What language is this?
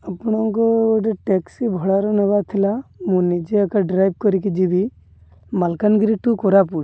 Odia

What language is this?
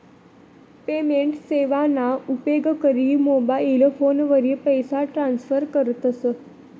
Marathi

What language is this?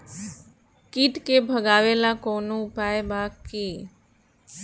Bhojpuri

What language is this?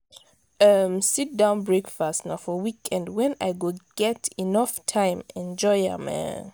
Nigerian Pidgin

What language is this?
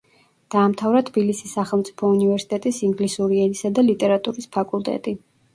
Georgian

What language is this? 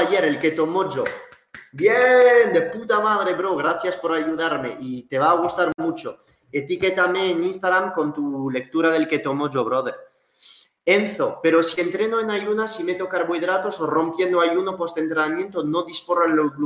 Spanish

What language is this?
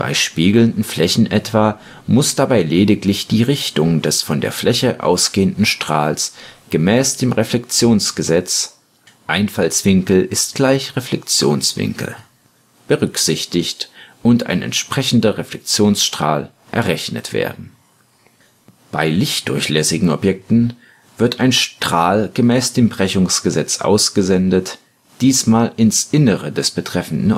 German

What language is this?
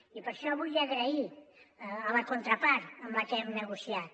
Catalan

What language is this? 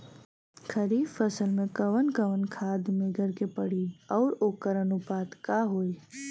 Bhojpuri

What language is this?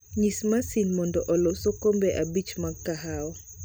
Luo (Kenya and Tanzania)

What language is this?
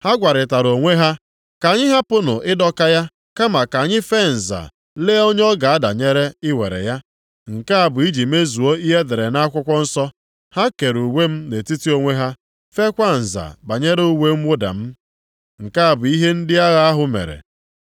Igbo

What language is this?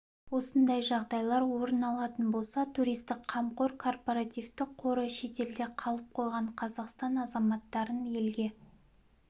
Kazakh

